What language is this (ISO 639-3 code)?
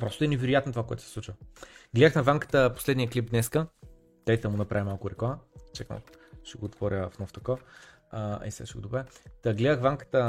bul